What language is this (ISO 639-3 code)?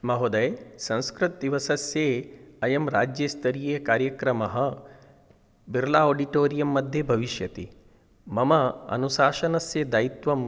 san